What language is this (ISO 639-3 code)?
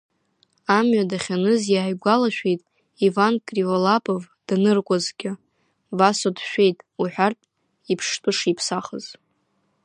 abk